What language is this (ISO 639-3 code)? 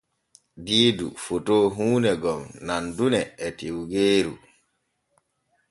fue